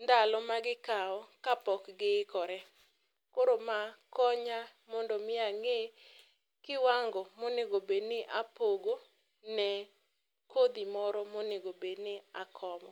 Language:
Luo (Kenya and Tanzania)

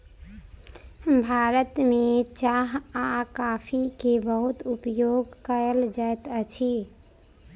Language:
Maithili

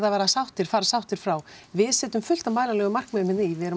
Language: Icelandic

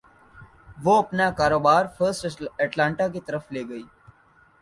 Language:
Urdu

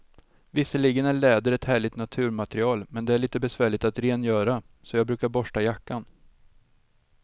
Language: Swedish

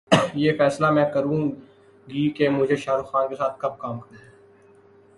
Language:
Urdu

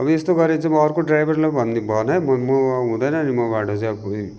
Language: Nepali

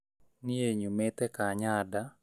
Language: Kikuyu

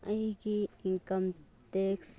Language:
Manipuri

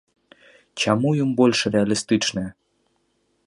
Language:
Belarusian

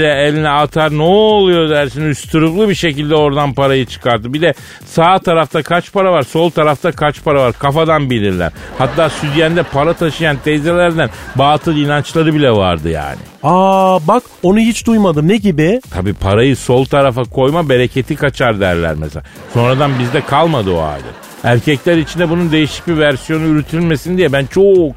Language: Turkish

